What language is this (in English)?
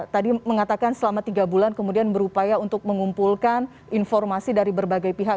Indonesian